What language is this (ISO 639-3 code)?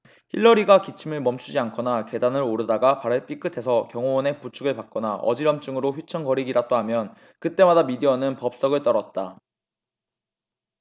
kor